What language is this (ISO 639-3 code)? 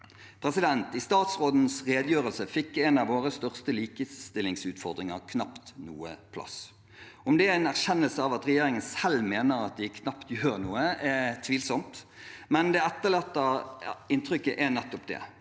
nor